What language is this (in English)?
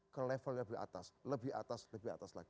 Indonesian